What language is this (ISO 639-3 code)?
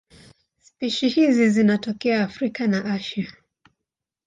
swa